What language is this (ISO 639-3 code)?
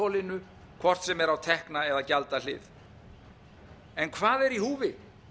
isl